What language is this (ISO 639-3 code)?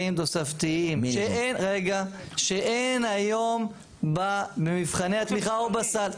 heb